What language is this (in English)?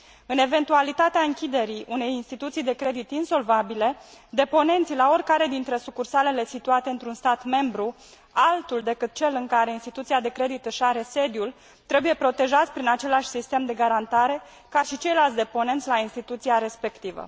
Romanian